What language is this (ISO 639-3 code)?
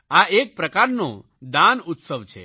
guj